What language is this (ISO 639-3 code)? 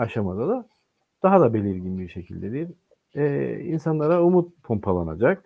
tur